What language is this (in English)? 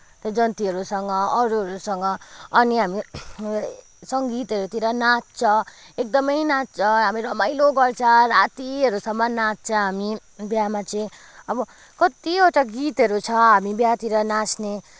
Nepali